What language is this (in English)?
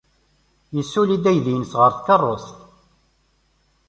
Kabyle